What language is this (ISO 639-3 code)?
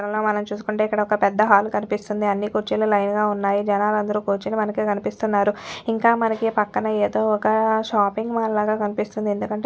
tel